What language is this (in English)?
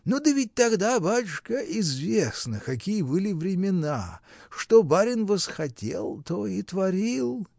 Russian